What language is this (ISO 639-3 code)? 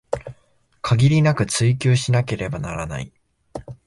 jpn